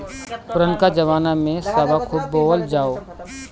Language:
Bhojpuri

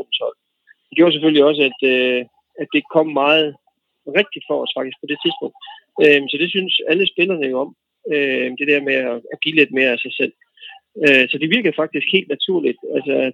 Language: Danish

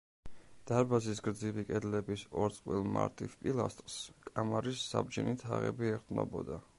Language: Georgian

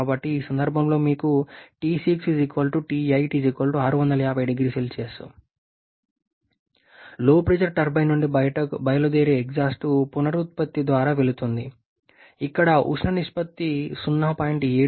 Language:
Telugu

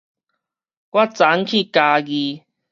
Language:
Min Nan Chinese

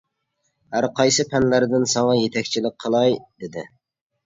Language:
Uyghur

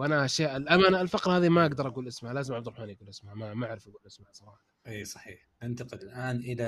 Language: Arabic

